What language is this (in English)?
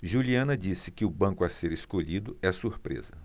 Portuguese